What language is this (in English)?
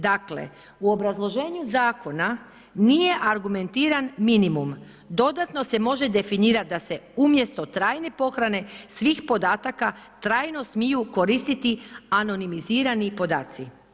Croatian